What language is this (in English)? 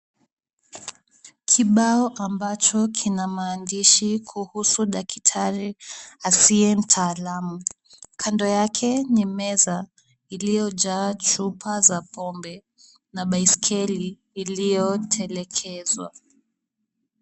Swahili